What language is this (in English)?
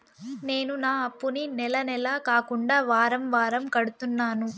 Telugu